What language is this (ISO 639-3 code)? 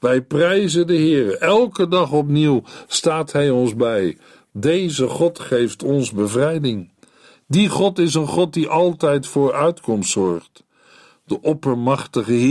nld